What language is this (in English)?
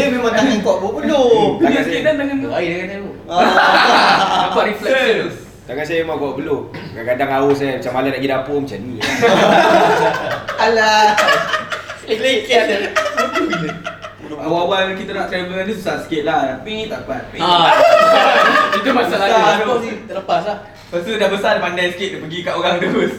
Malay